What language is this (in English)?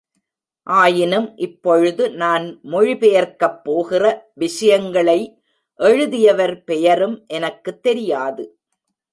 Tamil